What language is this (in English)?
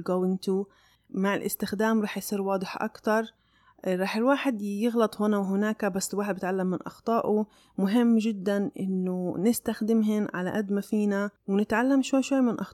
Arabic